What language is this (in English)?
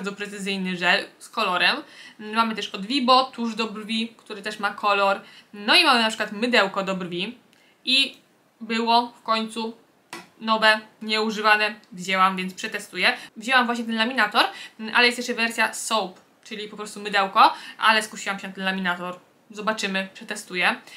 Polish